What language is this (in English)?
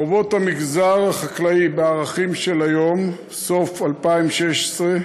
Hebrew